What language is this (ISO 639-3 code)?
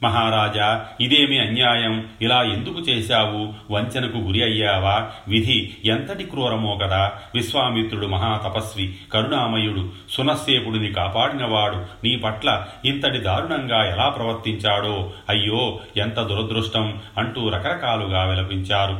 tel